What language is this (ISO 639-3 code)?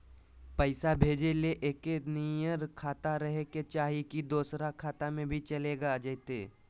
mag